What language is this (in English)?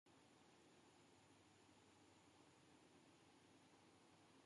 Swahili